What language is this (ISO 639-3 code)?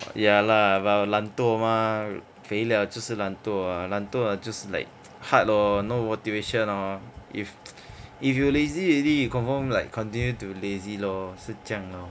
eng